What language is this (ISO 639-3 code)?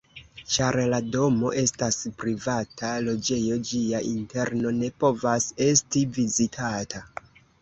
epo